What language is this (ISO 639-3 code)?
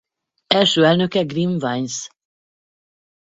hun